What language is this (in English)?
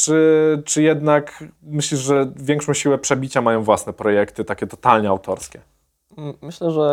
Polish